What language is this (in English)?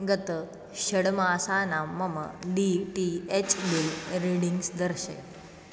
Sanskrit